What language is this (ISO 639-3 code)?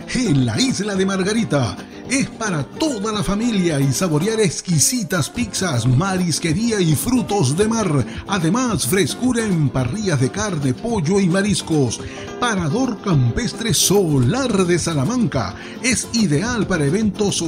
spa